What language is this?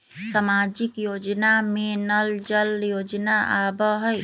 Magahi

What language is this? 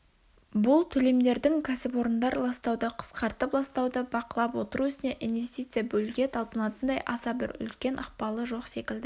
Kazakh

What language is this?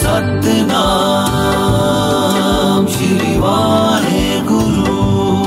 Punjabi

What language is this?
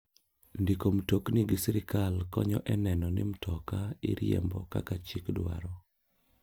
Luo (Kenya and Tanzania)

